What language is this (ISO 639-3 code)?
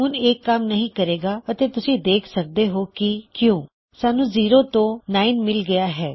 pan